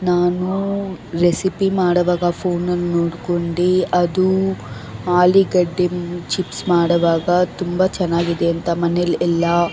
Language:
Kannada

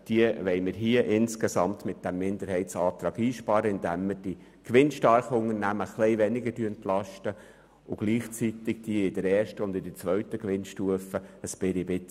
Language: Swiss German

